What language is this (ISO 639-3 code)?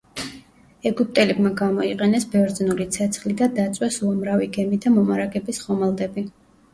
kat